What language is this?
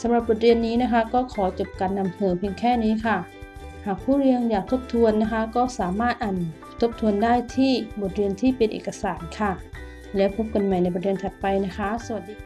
Thai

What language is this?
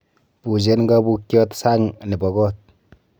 Kalenjin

